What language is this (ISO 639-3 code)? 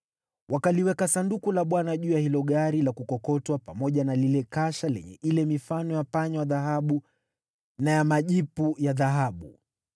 swa